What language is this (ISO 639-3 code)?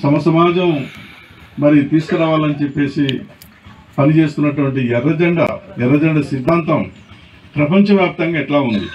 tel